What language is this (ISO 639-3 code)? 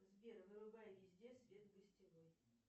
rus